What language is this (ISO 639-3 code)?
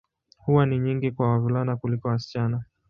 swa